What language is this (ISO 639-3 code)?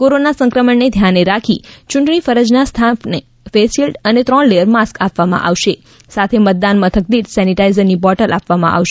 guj